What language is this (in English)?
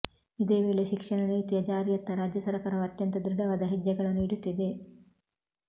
Kannada